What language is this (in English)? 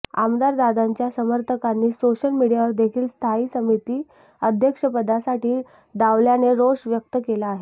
Marathi